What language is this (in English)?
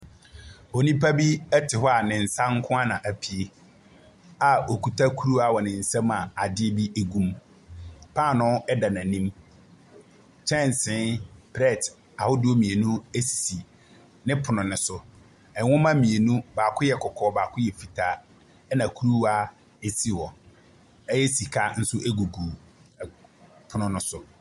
Akan